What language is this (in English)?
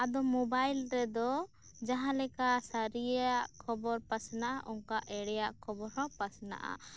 Santali